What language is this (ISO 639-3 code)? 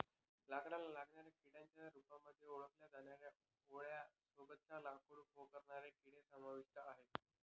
mar